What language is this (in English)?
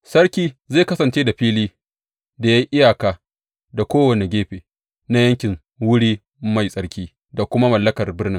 Hausa